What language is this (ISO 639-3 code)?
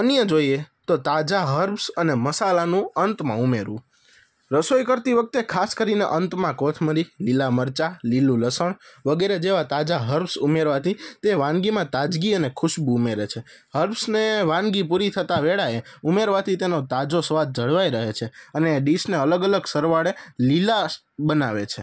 guj